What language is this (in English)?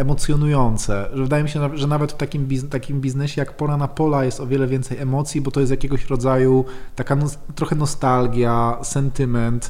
Polish